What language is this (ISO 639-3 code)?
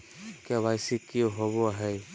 mag